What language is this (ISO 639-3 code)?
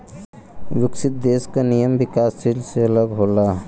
bho